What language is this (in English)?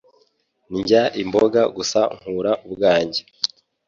Kinyarwanda